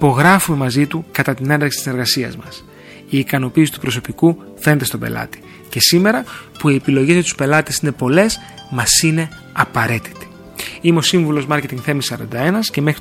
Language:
Greek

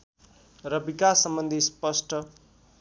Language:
Nepali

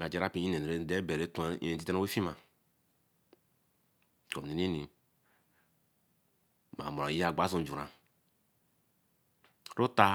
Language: Eleme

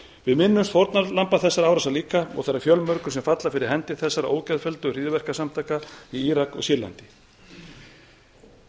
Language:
Icelandic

